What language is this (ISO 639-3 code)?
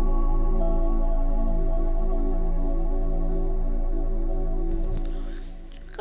ell